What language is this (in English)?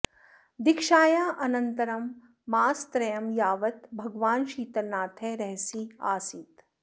Sanskrit